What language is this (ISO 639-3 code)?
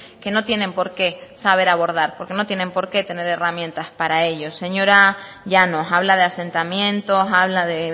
spa